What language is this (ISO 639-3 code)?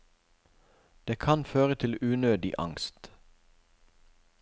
nor